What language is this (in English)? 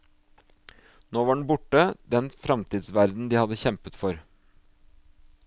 Norwegian